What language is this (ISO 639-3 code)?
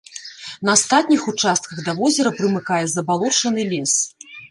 bel